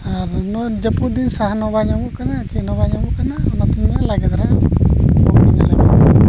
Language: Santali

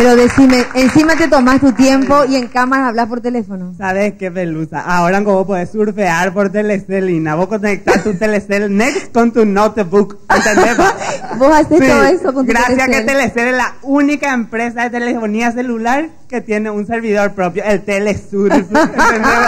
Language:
Spanish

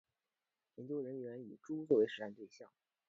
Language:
Chinese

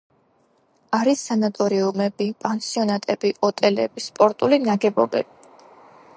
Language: Georgian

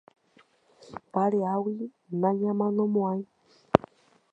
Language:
Guarani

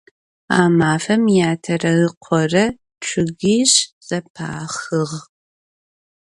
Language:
Adyghe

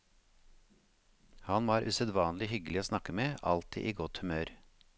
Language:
Norwegian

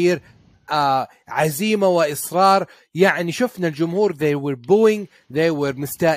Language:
Arabic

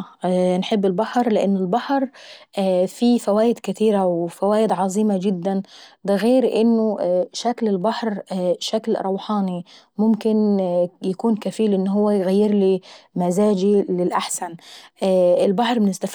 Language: Saidi Arabic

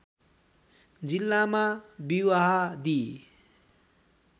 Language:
Nepali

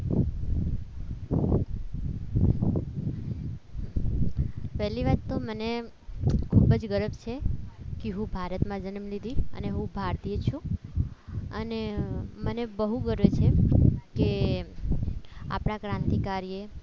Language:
Gujarati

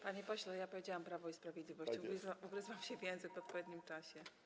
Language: Polish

